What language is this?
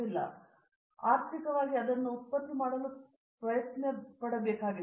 Kannada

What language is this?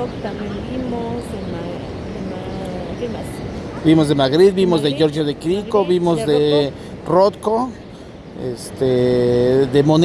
Spanish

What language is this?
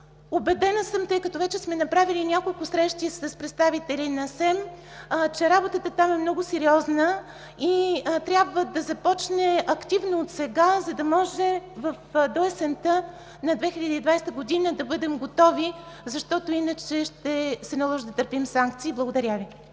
Bulgarian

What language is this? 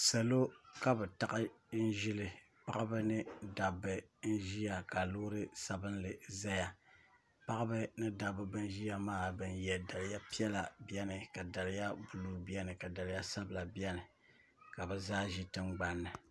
Dagbani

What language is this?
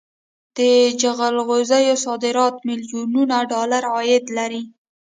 Pashto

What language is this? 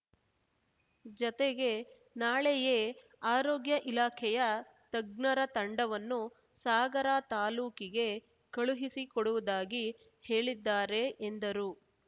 Kannada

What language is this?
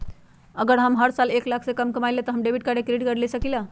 Magahi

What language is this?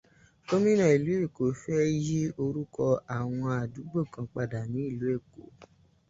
Yoruba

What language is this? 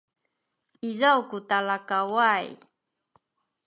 Sakizaya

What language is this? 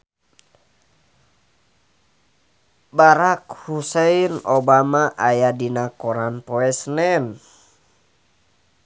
Sundanese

